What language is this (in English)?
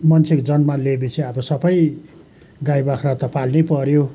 Nepali